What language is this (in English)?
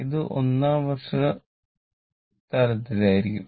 Malayalam